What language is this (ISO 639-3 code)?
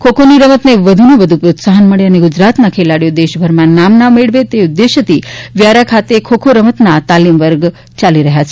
guj